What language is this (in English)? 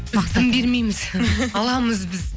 Kazakh